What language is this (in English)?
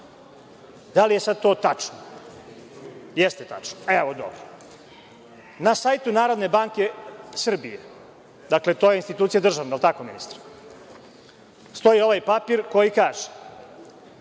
Serbian